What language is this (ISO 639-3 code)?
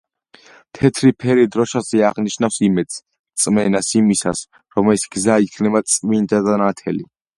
kat